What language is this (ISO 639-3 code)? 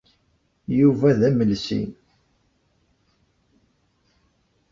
kab